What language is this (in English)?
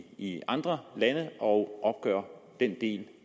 Danish